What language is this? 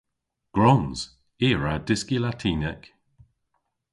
Cornish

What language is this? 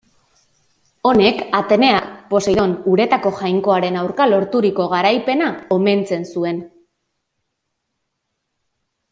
Basque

